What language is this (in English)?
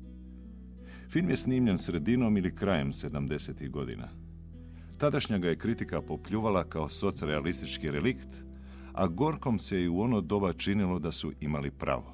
Croatian